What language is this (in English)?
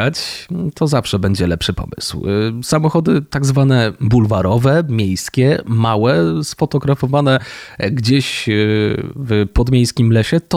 Polish